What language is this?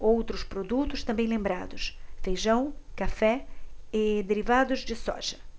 Portuguese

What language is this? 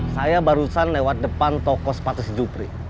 Indonesian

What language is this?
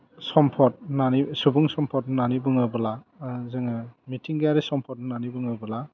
Bodo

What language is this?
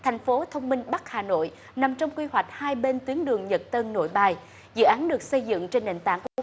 Vietnamese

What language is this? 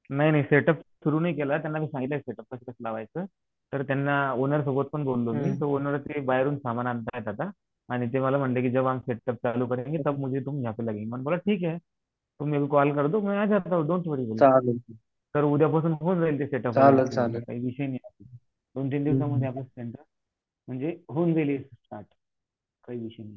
Marathi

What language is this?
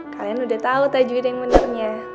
Indonesian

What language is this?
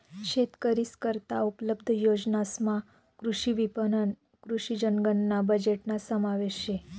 Marathi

